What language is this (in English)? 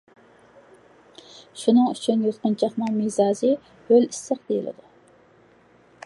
Uyghur